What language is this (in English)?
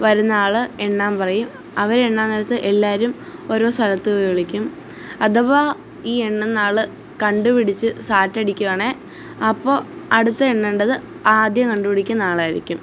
Malayalam